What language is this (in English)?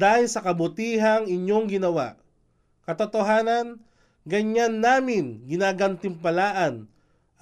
Filipino